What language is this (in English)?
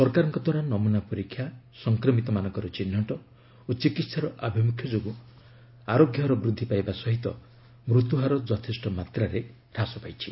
Odia